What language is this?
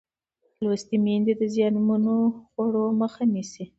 Pashto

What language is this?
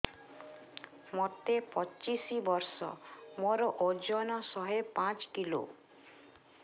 Odia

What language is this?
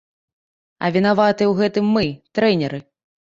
Belarusian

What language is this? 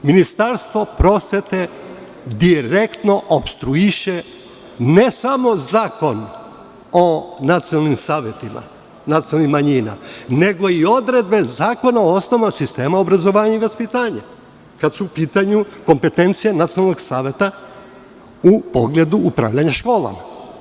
Serbian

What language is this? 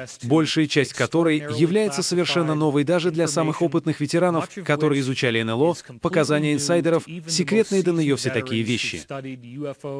Russian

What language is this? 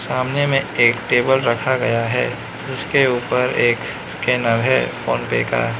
Hindi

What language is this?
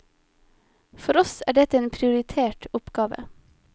Norwegian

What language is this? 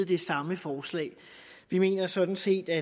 Danish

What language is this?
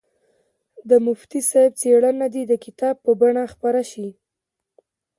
Pashto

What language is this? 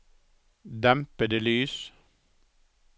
Norwegian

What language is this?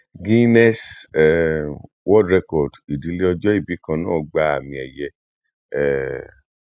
Yoruba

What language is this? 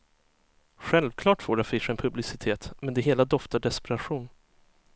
Swedish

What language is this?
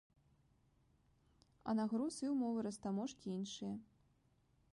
Belarusian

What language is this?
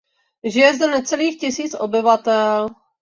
Czech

